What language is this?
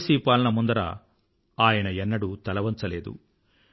Telugu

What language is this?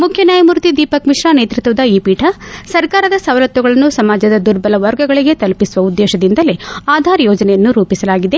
Kannada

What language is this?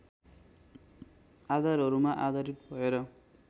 Nepali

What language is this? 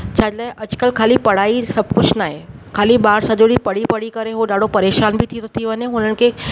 Sindhi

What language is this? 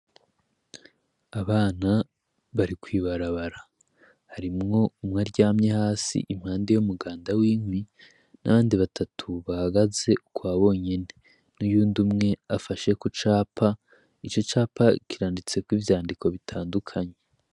Rundi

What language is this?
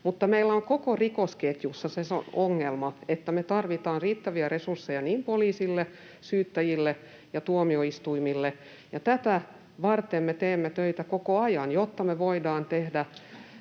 Finnish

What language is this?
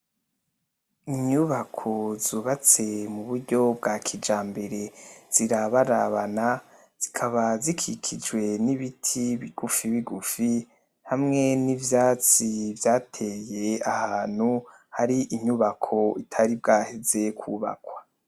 Rundi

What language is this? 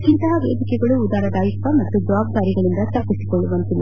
Kannada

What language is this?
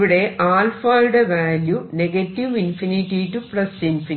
Malayalam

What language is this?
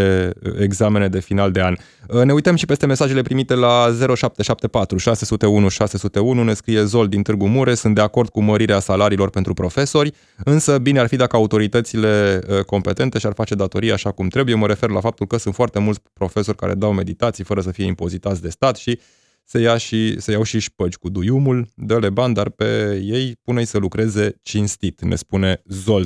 Romanian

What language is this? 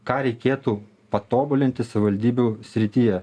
Lithuanian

